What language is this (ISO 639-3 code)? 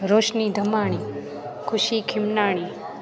snd